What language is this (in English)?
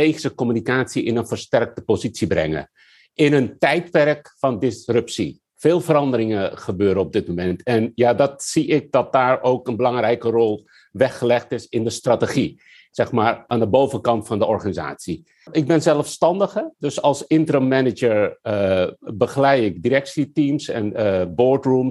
Dutch